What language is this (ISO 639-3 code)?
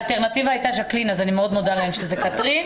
heb